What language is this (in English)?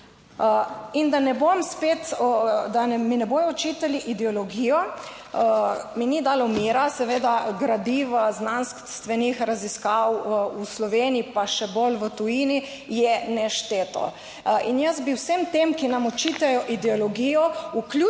Slovenian